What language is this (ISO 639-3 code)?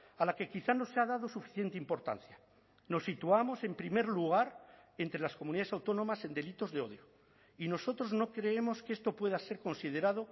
spa